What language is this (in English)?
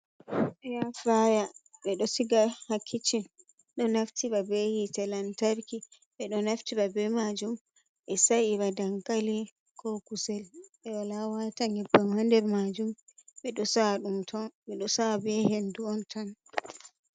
Fula